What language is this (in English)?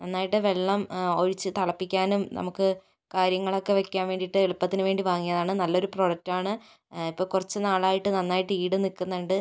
Malayalam